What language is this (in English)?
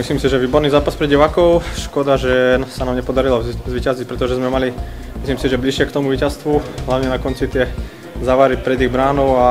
Slovak